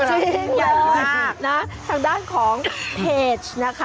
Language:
Thai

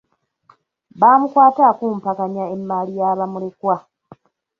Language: Ganda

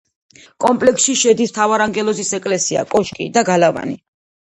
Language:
Georgian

